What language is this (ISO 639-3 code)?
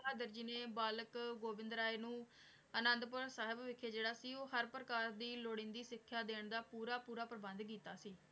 pan